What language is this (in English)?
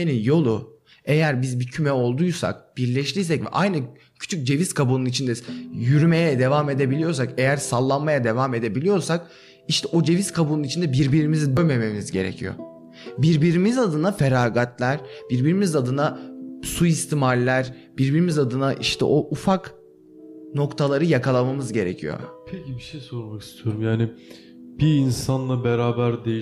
Turkish